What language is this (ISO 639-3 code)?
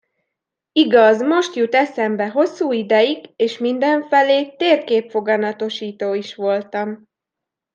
hun